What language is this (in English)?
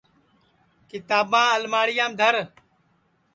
Sansi